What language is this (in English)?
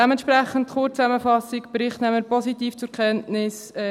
Swiss German